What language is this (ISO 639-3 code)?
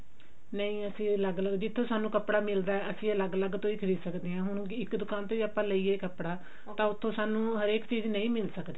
pan